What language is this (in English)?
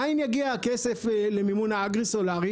Hebrew